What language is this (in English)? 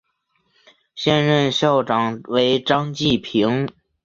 Chinese